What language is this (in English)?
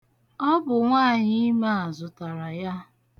Igbo